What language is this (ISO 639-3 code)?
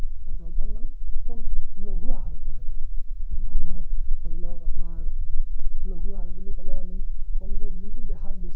asm